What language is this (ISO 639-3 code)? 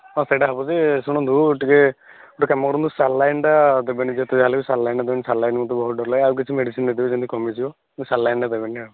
ori